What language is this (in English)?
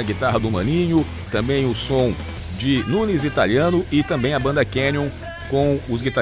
Portuguese